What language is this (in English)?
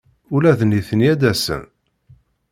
Kabyle